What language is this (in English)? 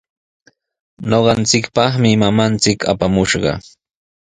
Sihuas Ancash Quechua